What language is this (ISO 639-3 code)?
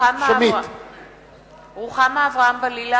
heb